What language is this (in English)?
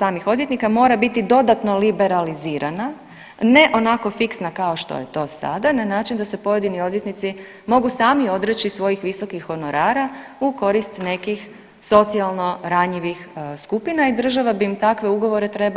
Croatian